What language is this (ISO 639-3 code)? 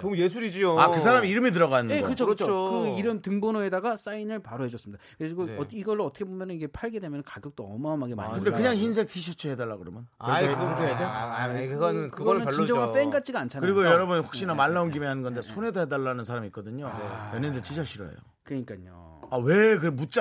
kor